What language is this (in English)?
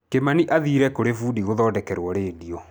Kikuyu